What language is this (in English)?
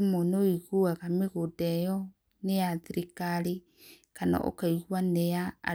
Kikuyu